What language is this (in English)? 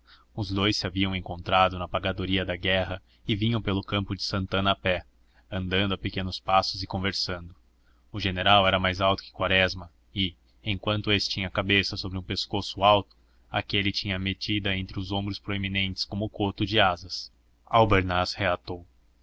Portuguese